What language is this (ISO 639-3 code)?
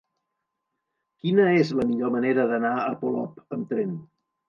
cat